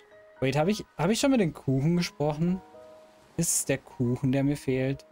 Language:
German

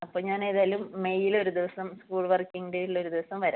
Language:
Malayalam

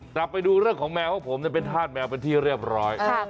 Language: Thai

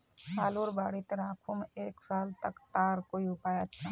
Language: Magahi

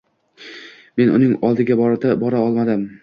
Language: Uzbek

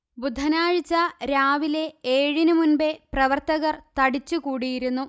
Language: Malayalam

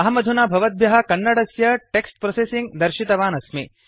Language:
Sanskrit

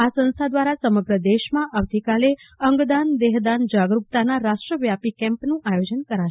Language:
Gujarati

